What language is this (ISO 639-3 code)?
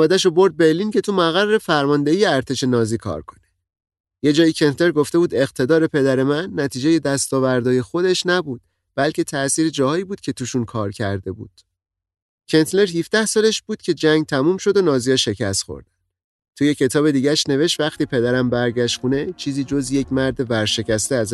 fas